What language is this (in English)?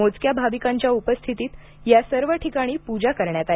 Marathi